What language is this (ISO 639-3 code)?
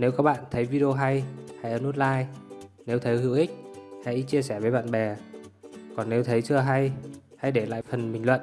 vie